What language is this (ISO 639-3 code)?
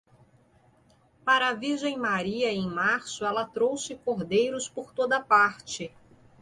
por